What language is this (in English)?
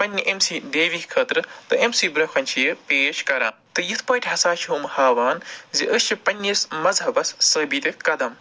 Kashmiri